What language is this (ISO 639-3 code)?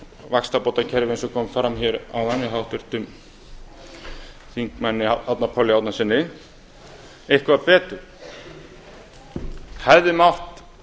isl